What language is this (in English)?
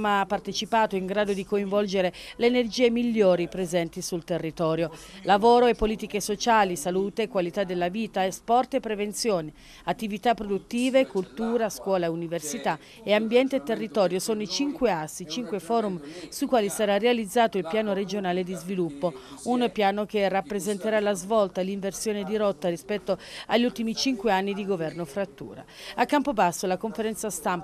Italian